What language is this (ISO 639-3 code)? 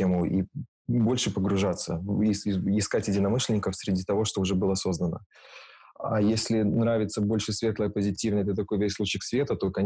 rus